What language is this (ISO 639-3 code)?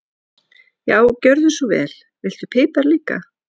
isl